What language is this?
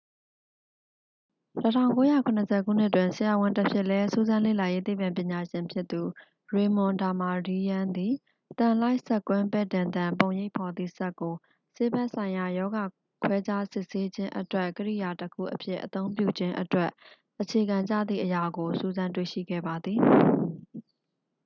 Burmese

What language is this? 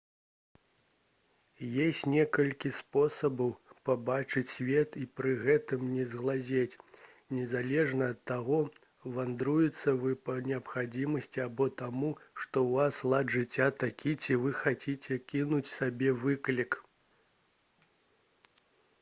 Belarusian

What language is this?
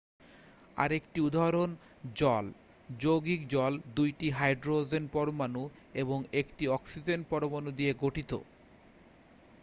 Bangla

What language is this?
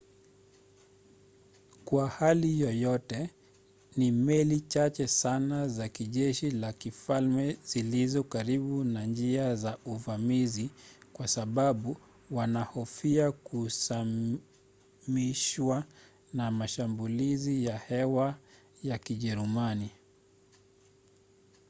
Swahili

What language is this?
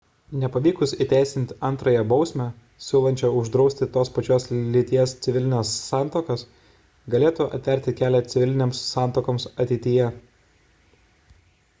Lithuanian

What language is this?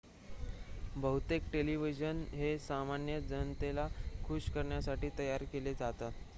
Marathi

